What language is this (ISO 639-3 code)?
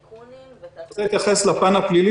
heb